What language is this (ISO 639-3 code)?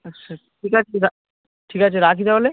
ben